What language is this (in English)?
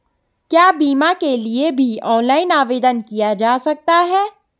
Hindi